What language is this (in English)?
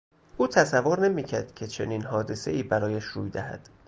Persian